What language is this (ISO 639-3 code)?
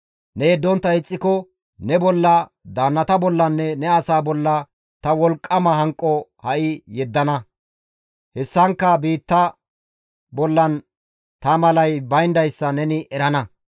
gmv